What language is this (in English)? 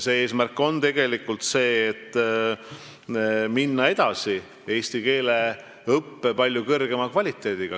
Estonian